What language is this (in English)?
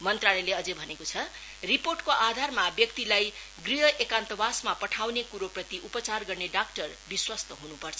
Nepali